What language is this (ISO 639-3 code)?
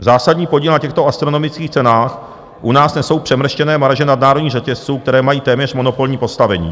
ces